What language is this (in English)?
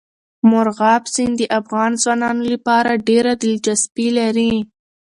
Pashto